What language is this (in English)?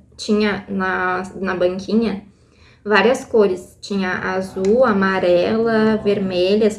Portuguese